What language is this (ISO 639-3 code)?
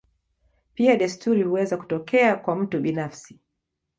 swa